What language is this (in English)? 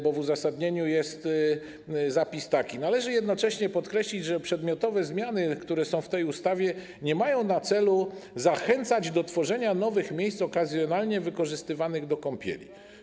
Polish